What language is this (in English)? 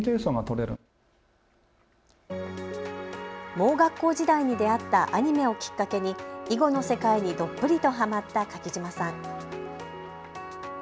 Japanese